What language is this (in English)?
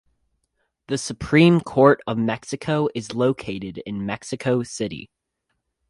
English